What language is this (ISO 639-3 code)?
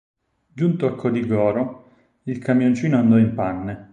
ita